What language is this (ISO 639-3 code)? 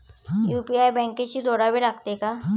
mar